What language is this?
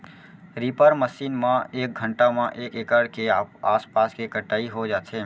Chhattisgarhi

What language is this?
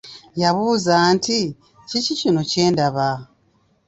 Ganda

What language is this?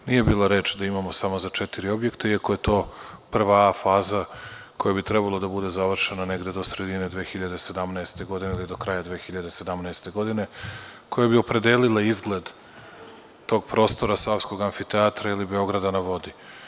Serbian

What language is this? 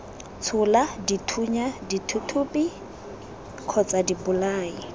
Tswana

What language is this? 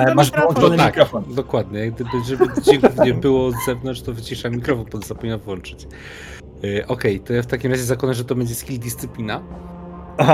Polish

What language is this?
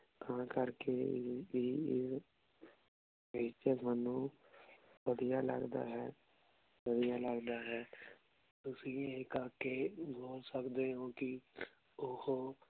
Punjabi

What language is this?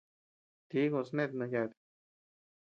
Tepeuxila Cuicatec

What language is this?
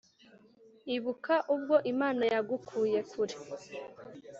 Kinyarwanda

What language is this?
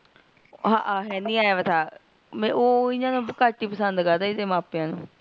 Punjabi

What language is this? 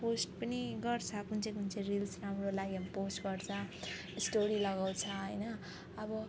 Nepali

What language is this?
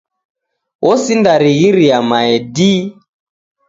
Taita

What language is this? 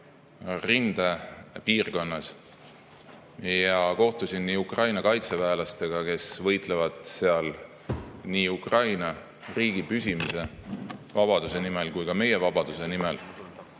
Estonian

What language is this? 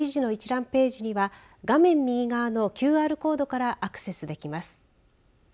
Japanese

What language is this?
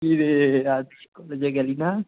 Bangla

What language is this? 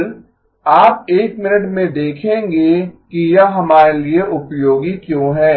Hindi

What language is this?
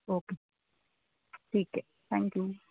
Gujarati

